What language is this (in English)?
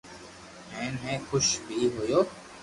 Loarki